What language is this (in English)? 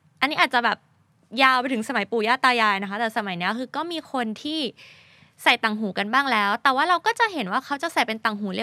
Thai